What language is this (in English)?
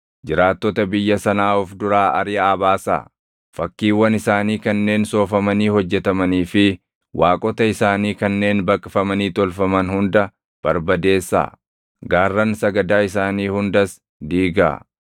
Oromo